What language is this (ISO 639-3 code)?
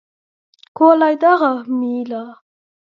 lav